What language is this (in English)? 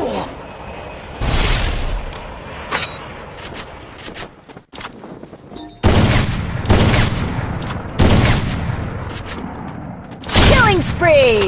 English